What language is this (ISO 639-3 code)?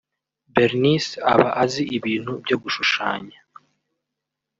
kin